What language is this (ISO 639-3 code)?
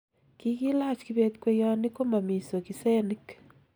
kln